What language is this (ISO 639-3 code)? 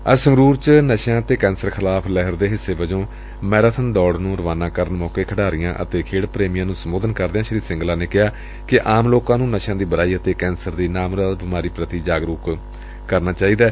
pan